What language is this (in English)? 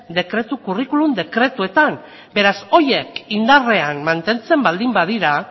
Basque